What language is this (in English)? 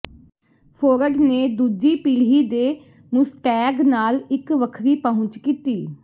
Punjabi